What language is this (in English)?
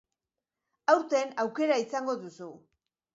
Basque